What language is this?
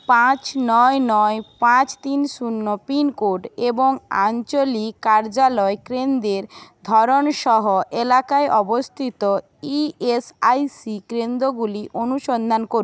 Bangla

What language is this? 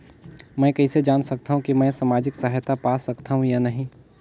Chhattisgarhi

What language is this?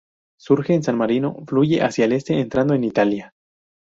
Spanish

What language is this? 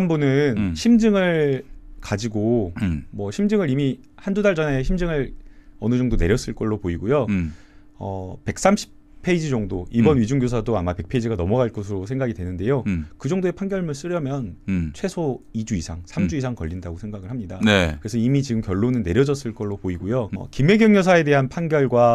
Korean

